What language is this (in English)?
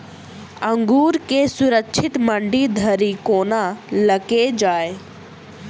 Maithili